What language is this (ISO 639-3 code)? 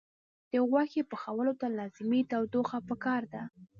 pus